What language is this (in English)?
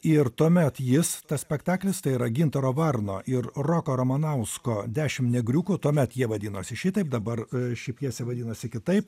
Lithuanian